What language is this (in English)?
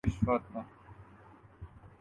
Urdu